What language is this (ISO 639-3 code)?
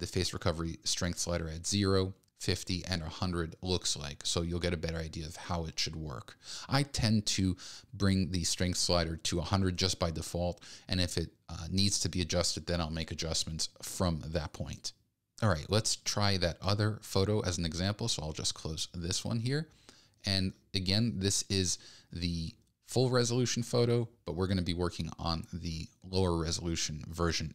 eng